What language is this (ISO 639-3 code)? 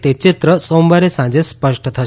guj